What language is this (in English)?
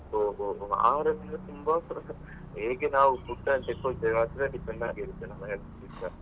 Kannada